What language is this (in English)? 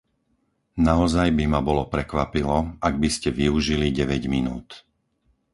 Slovak